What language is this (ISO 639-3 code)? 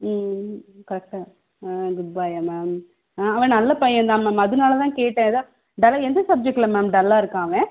tam